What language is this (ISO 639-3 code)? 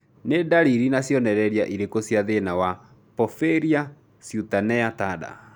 kik